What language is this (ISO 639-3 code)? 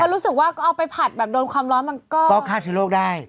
tha